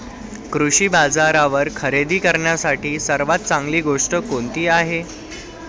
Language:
Marathi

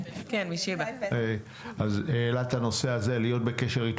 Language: Hebrew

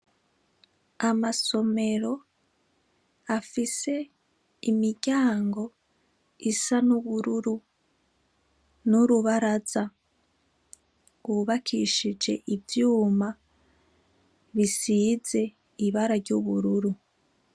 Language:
Rundi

